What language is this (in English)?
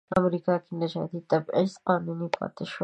Pashto